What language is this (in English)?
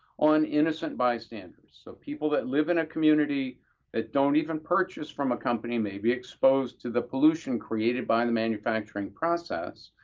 English